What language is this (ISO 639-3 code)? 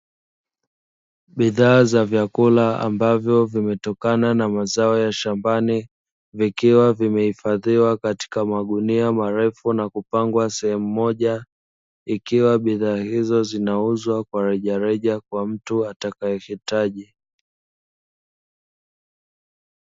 swa